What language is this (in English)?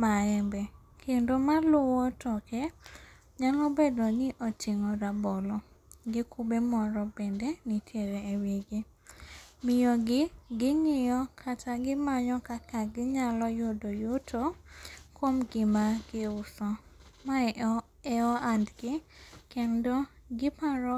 Luo (Kenya and Tanzania)